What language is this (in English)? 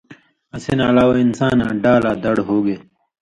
Indus Kohistani